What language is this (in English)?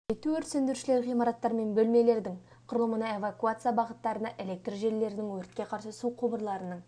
Kazakh